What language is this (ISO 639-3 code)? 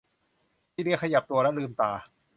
tha